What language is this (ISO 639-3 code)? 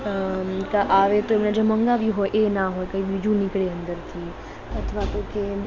guj